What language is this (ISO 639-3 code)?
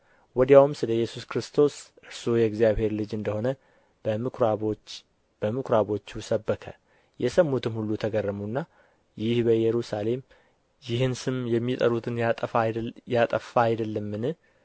amh